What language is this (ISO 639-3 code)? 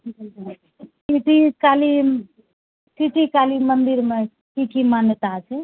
mai